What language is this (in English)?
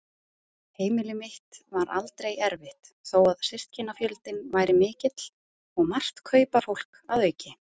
Icelandic